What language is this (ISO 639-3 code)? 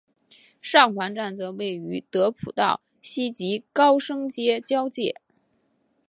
zho